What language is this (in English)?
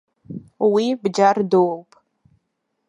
Abkhazian